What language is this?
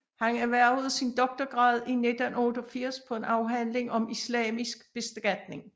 Danish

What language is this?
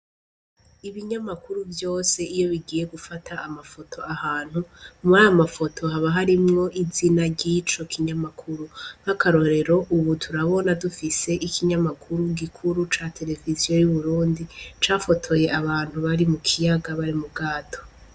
Rundi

